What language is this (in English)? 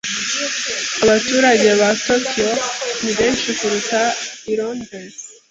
Kinyarwanda